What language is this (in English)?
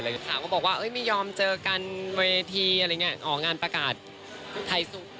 Thai